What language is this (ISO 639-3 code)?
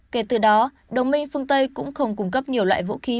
vie